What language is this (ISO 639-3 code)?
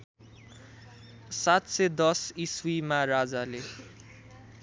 nep